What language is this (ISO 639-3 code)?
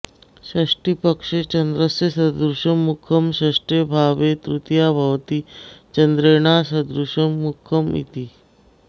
san